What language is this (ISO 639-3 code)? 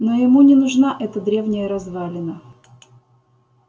rus